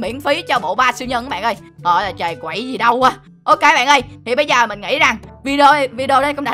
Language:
Vietnamese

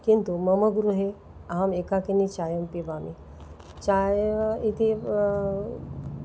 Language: Sanskrit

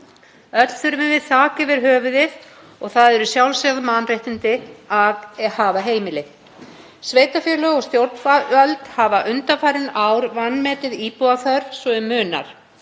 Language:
Icelandic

